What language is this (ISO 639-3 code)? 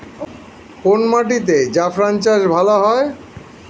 ben